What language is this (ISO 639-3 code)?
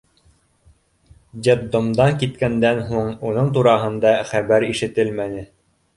bak